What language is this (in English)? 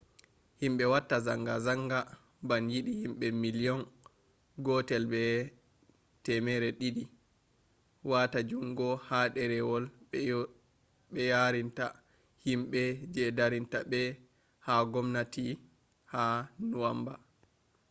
Fula